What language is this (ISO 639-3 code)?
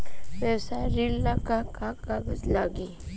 bho